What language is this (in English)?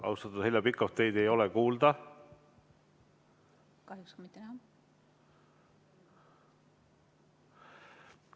Estonian